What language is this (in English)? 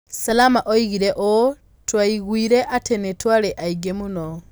Kikuyu